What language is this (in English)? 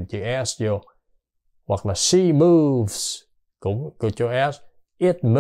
Vietnamese